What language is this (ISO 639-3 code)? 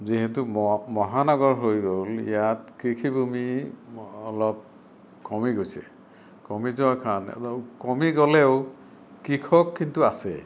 asm